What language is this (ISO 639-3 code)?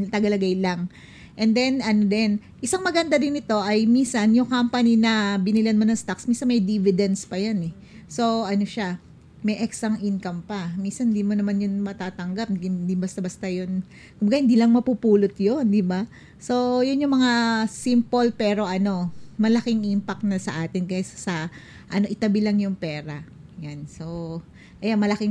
fil